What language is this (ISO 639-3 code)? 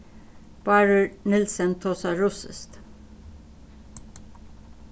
fao